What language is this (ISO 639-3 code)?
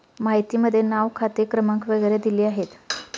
mar